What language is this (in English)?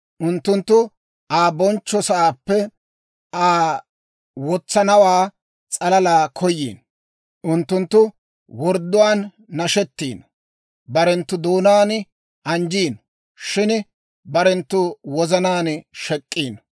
Dawro